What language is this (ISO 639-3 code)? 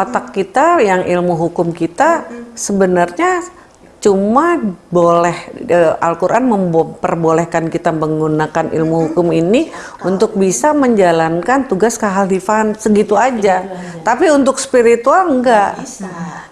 ind